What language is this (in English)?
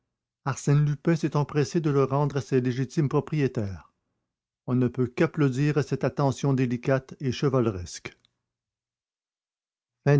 French